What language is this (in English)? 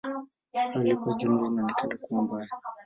Swahili